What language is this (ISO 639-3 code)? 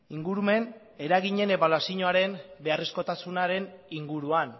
eus